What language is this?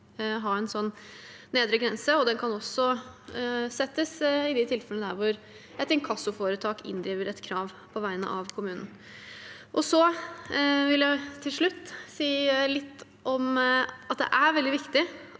Norwegian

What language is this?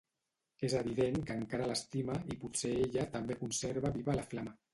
Catalan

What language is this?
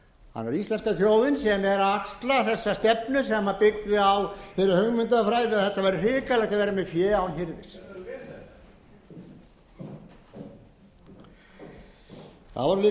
Icelandic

